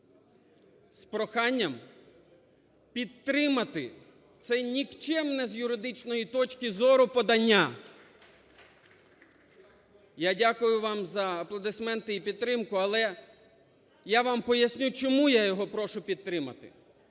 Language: Ukrainian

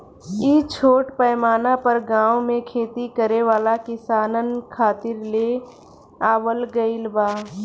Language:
Bhojpuri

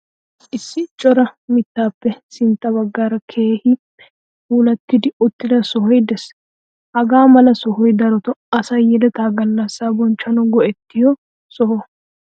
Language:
Wolaytta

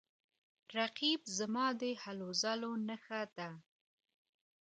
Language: Pashto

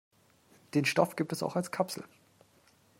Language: German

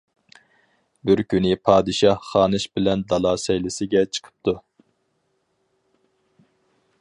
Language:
Uyghur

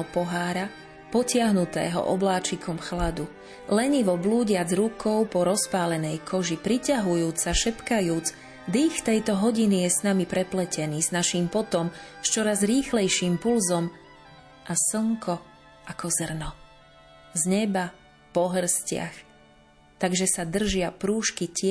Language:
Slovak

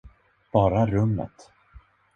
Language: Swedish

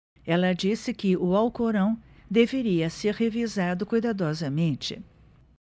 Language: Portuguese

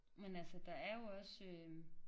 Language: Danish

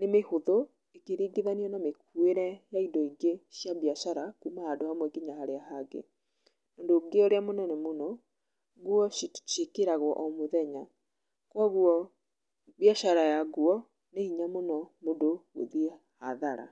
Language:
Kikuyu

